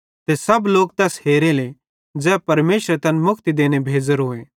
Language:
Bhadrawahi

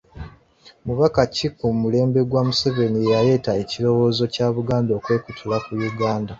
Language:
Ganda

